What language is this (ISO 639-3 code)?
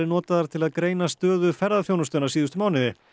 isl